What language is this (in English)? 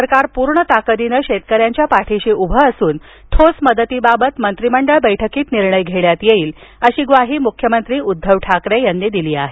Marathi